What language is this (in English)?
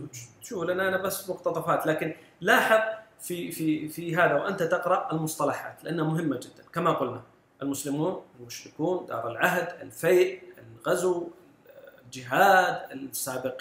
Arabic